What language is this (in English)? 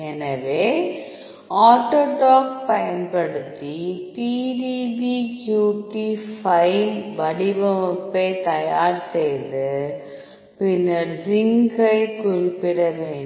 Tamil